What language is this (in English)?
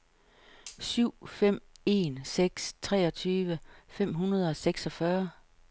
Danish